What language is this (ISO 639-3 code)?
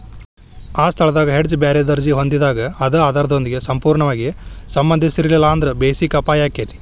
kan